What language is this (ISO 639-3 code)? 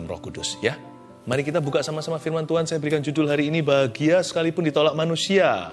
ind